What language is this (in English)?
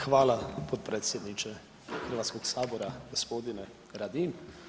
Croatian